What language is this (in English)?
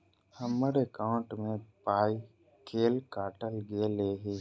Maithili